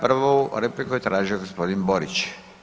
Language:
Croatian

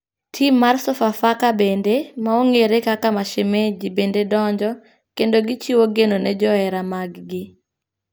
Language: Luo (Kenya and Tanzania)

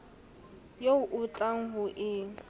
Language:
Southern Sotho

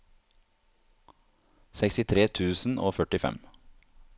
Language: Norwegian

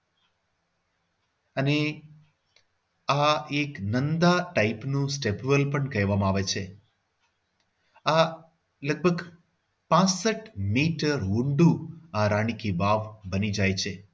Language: Gujarati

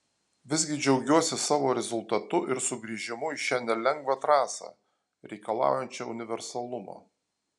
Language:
Lithuanian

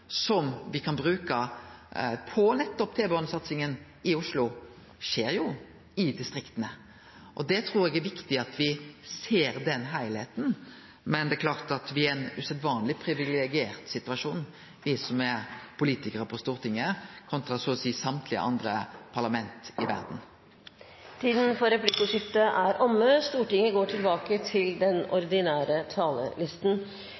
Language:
Norwegian Nynorsk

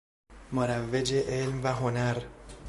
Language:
Persian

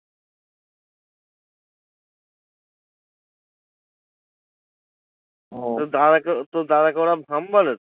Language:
Bangla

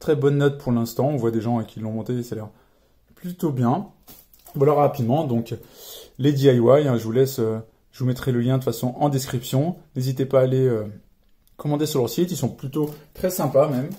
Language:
French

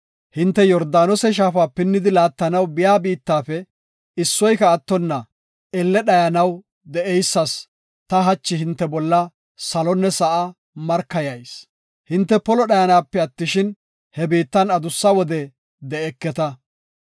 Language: Gofa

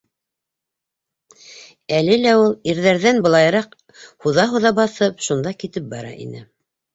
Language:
Bashkir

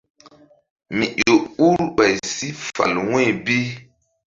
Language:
Mbum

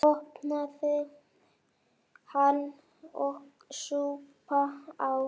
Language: Icelandic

